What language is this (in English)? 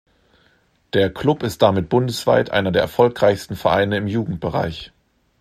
German